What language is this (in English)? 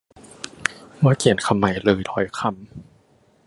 Thai